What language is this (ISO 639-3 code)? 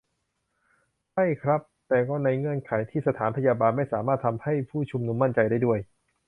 tha